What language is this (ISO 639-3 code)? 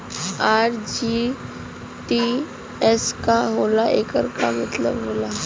bho